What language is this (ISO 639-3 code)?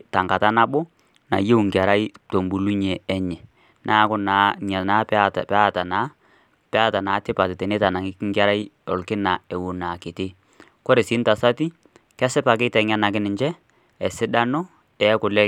mas